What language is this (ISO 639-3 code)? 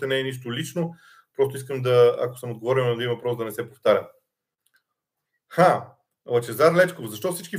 bul